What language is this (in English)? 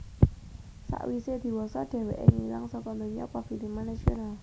Javanese